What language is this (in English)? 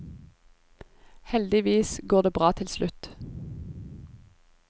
Norwegian